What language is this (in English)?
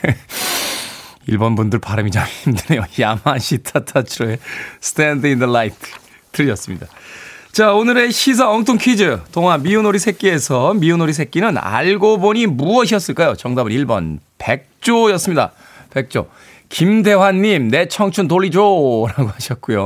Korean